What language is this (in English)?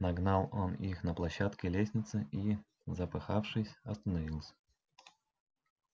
Russian